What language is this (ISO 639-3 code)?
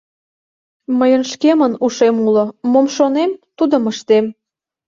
chm